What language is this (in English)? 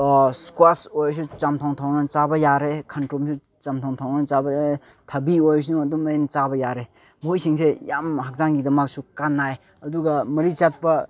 Manipuri